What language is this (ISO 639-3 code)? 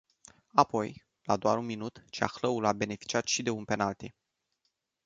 ron